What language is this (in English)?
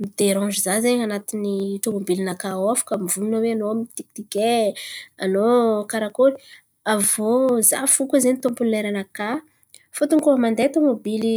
Antankarana Malagasy